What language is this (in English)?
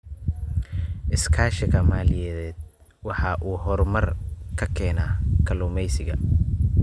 Somali